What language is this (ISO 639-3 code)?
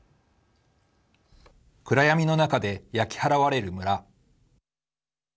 jpn